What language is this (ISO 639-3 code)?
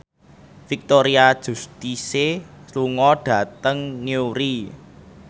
jav